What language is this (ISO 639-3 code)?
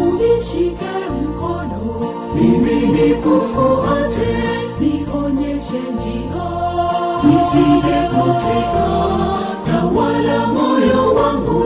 swa